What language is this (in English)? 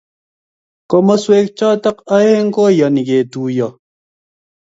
Kalenjin